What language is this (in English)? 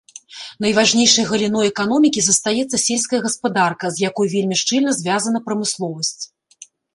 Belarusian